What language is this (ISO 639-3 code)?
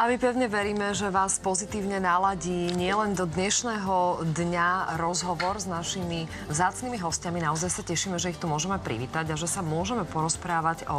slk